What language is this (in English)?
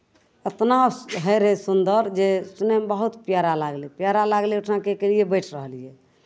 Maithili